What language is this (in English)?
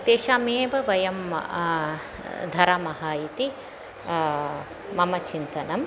Sanskrit